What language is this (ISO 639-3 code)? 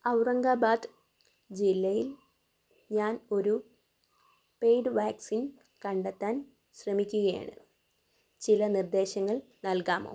mal